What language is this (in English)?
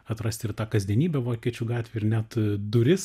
Lithuanian